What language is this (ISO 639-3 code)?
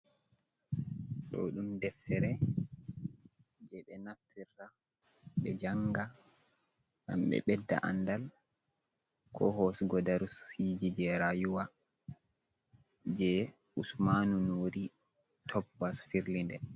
ful